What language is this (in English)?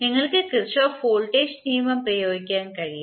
Malayalam